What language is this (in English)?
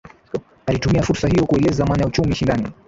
Swahili